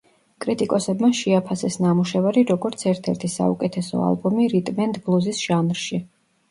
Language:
Georgian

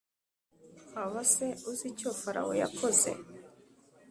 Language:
Kinyarwanda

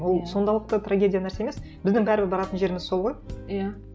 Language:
Kazakh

